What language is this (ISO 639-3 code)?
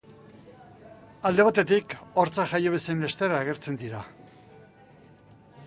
eus